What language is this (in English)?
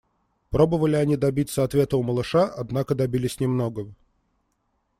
Russian